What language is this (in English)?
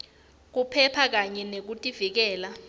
Swati